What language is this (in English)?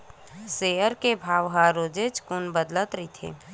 Chhattisgarhi